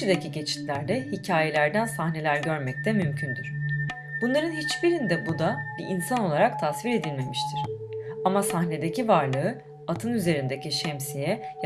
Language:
Turkish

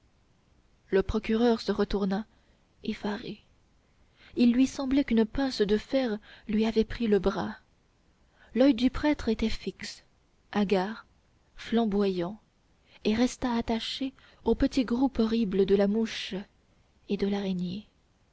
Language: French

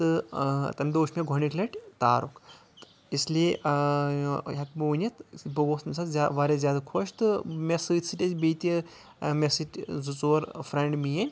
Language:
Kashmiri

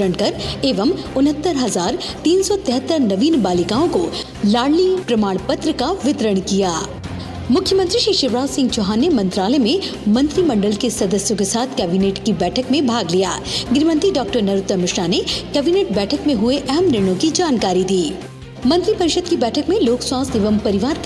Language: Hindi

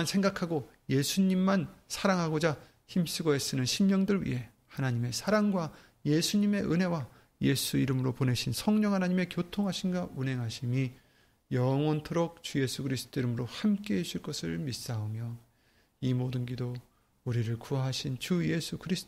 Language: Korean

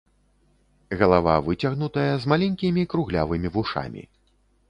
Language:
Belarusian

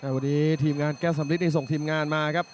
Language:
Thai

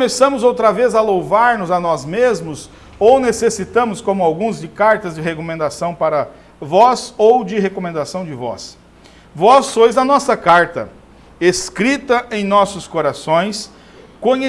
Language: Portuguese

